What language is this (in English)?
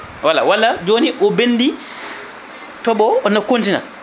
Fula